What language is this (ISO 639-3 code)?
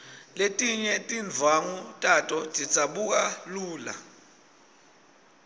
ssw